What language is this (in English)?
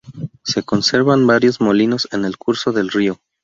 Spanish